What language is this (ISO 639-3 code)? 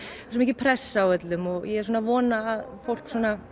isl